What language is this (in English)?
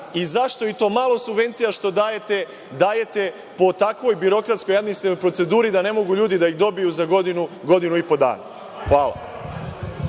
Serbian